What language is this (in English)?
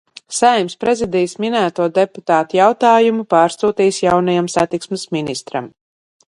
Latvian